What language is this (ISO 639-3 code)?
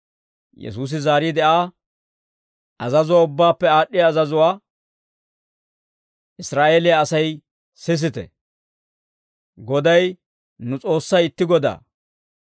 dwr